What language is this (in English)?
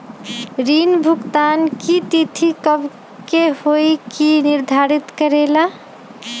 Magahi